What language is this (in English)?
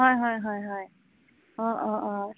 Assamese